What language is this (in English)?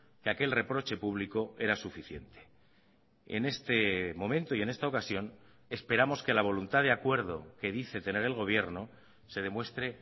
Spanish